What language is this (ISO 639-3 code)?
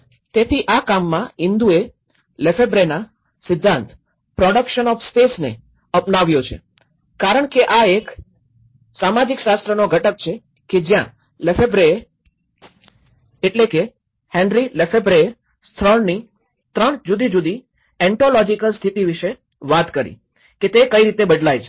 guj